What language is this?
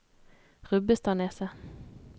Norwegian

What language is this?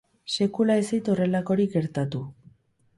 Basque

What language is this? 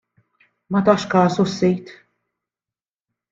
Maltese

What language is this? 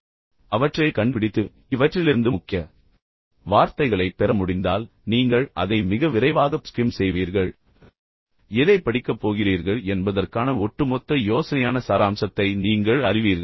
Tamil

